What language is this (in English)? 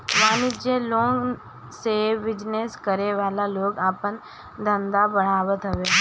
Bhojpuri